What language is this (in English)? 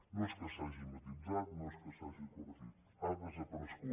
Catalan